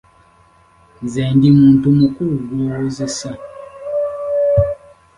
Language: Ganda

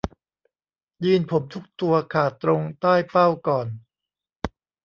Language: Thai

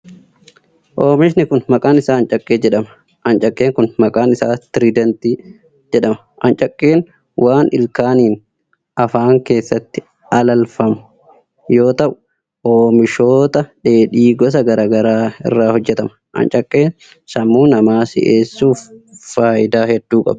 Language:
Oromo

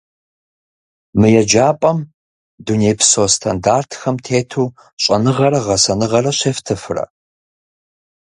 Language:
Kabardian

